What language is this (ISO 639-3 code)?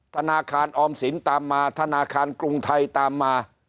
tha